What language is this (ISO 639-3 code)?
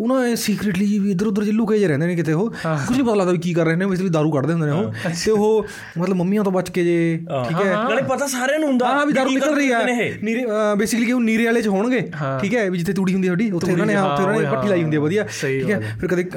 pan